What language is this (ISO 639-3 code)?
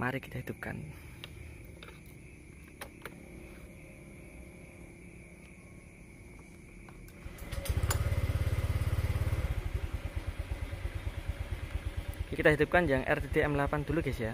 ind